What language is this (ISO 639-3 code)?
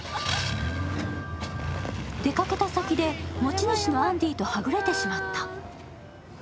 jpn